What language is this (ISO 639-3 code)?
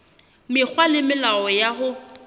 sot